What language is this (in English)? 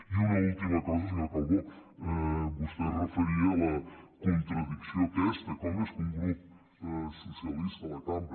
Catalan